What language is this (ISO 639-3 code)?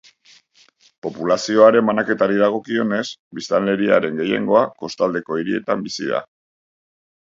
eus